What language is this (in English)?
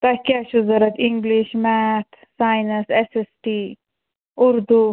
Kashmiri